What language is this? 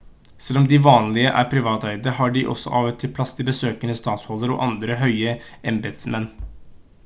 Norwegian Bokmål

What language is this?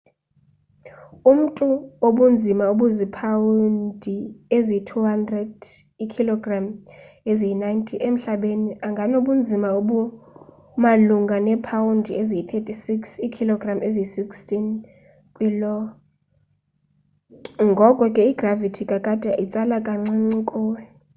Xhosa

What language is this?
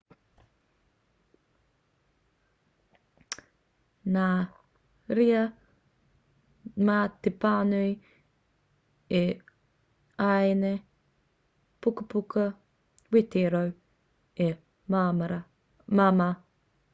Māori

